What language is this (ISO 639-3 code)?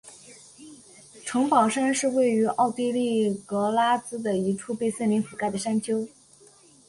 zho